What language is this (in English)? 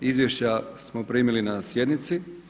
Croatian